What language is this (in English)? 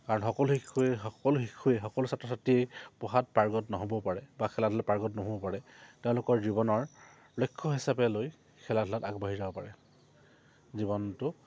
Assamese